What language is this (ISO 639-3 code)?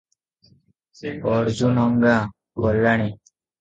ori